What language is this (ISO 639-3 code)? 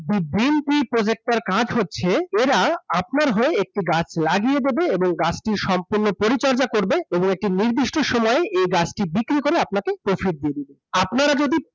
ben